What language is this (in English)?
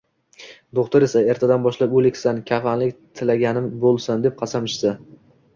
Uzbek